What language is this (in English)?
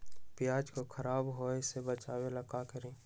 Magahi